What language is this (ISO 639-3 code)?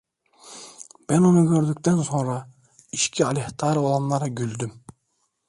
tur